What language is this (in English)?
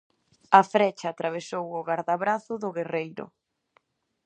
Galician